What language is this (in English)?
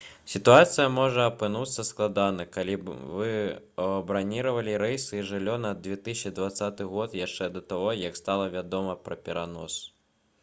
Belarusian